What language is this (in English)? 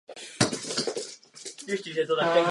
Czech